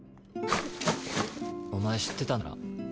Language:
Japanese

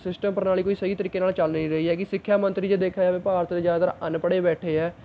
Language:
Punjabi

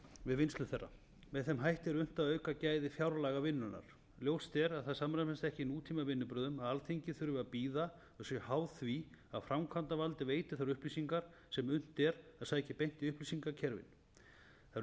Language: Icelandic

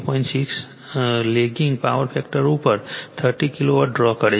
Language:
Gujarati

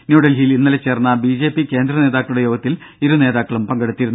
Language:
Malayalam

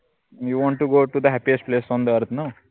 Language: Marathi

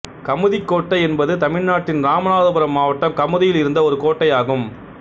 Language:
Tamil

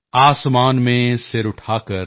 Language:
Punjabi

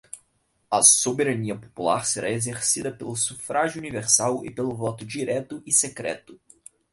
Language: Portuguese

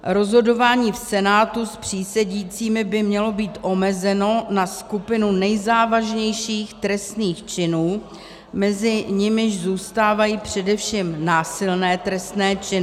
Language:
Czech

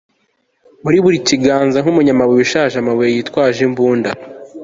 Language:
Kinyarwanda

